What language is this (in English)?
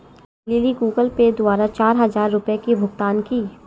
Hindi